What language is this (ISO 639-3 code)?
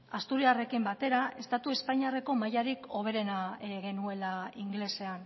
eus